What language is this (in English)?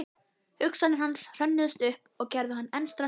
Icelandic